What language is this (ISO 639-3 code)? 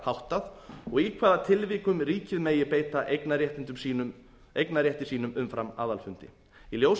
isl